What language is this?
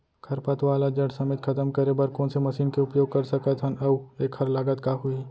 Chhattisgarhi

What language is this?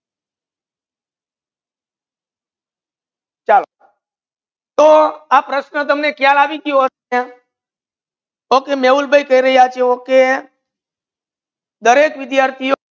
Gujarati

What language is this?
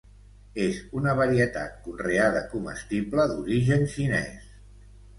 Catalan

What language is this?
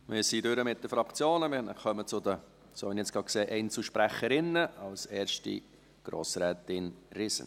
Swiss German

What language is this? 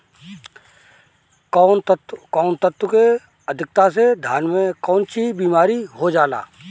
Bhojpuri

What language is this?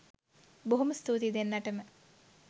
Sinhala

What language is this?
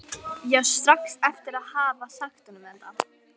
Icelandic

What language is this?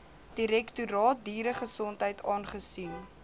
Afrikaans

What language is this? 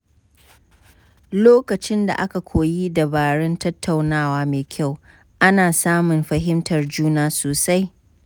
Hausa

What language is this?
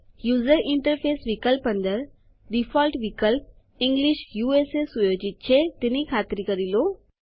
Gujarati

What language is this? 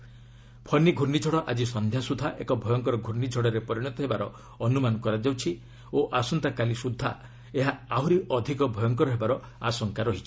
Odia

